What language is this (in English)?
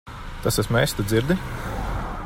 Latvian